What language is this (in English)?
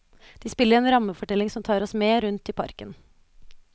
Norwegian